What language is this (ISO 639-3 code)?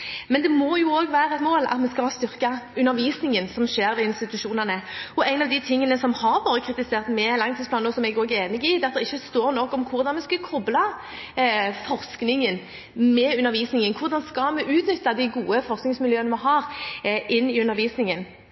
nob